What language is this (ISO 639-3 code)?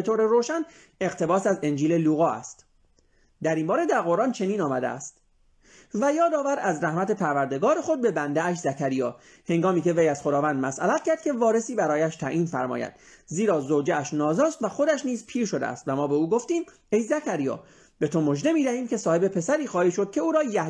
fas